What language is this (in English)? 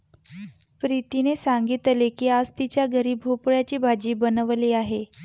Marathi